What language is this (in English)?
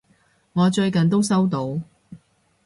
Cantonese